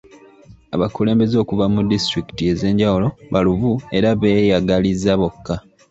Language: Ganda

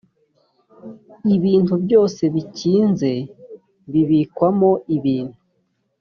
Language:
Kinyarwanda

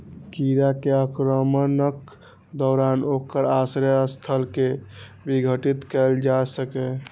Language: Maithili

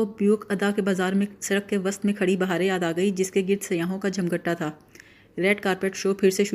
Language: Urdu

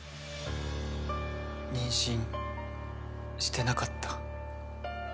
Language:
Japanese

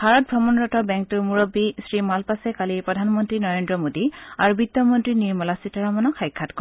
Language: Assamese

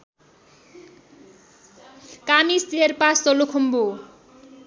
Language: Nepali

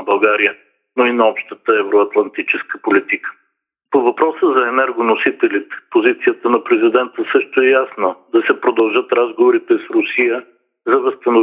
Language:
Bulgarian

